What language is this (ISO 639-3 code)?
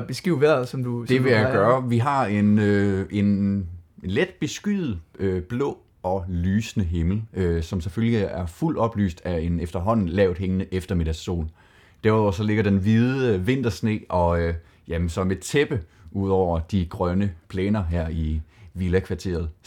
dan